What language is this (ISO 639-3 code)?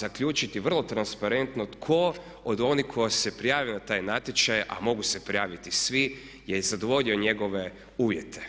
hrv